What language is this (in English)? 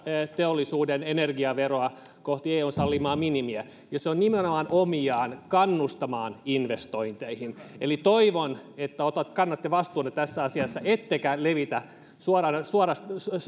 Finnish